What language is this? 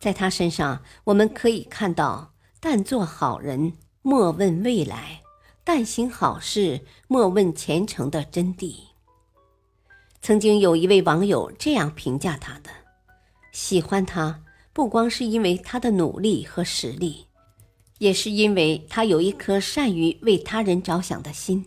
Chinese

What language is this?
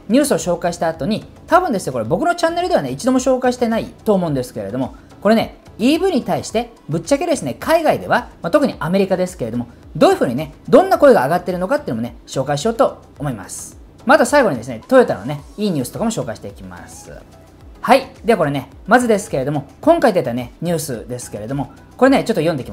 Japanese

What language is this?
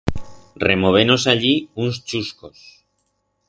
Aragonese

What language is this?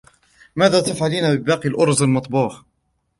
Arabic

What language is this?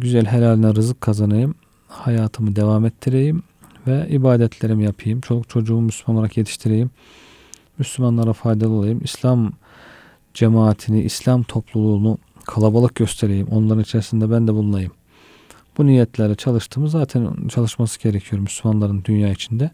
Turkish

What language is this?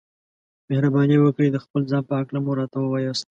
Pashto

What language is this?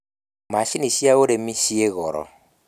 Kikuyu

